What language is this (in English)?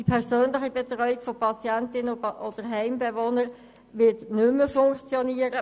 Swiss German